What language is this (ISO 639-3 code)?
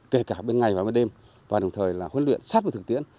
vie